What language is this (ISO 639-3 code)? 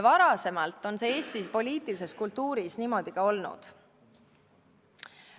est